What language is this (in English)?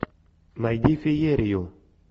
Russian